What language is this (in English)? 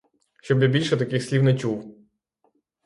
Ukrainian